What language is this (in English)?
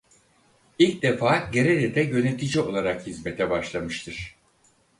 Turkish